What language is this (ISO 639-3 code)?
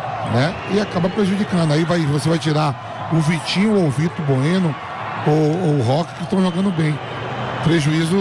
por